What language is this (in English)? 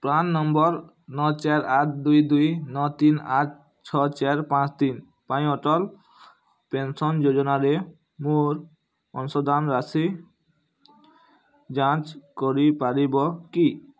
Odia